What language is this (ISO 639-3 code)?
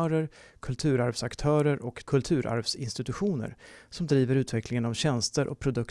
swe